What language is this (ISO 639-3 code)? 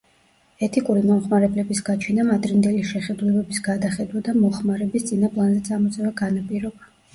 kat